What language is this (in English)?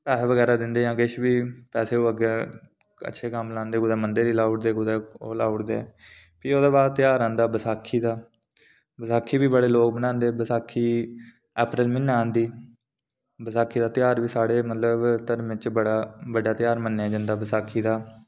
Dogri